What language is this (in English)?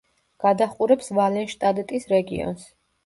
Georgian